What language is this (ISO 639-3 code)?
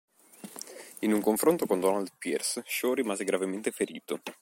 ita